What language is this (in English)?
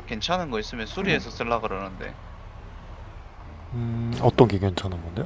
Korean